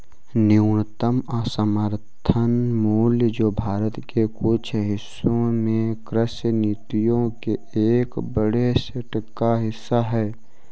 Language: Hindi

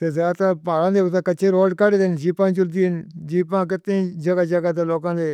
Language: Northern Hindko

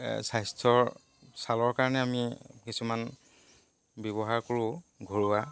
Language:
Assamese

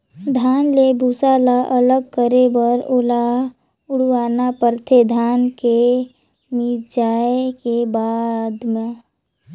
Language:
Chhattisgarhi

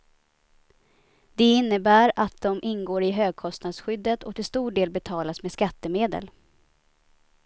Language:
Swedish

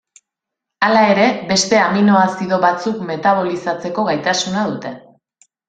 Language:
Basque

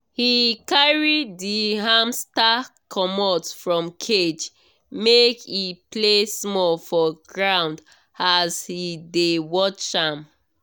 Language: Nigerian Pidgin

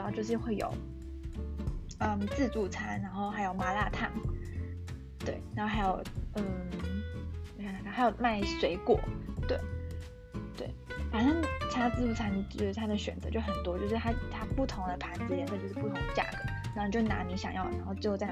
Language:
Chinese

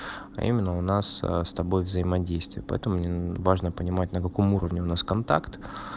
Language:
Russian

